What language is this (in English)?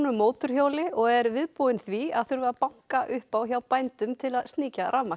Icelandic